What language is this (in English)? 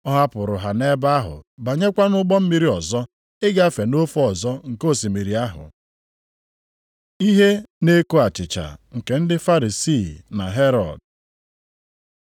Igbo